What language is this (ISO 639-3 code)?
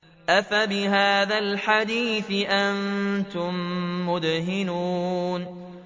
ara